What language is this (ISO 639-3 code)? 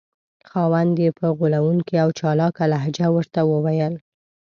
pus